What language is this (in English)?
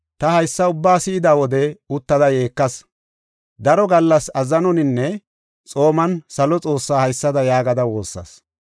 Gofa